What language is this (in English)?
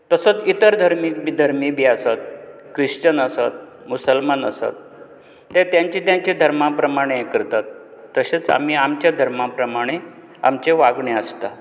Konkani